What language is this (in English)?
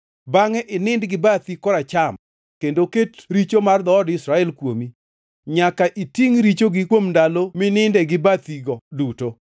Luo (Kenya and Tanzania)